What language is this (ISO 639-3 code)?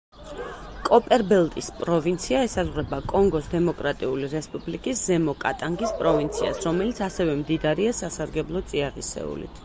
kat